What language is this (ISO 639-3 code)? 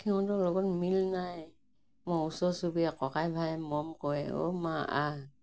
asm